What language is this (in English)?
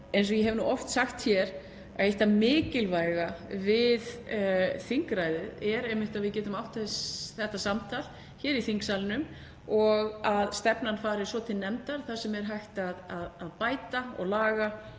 Icelandic